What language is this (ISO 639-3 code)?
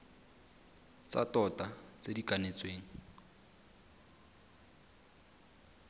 tsn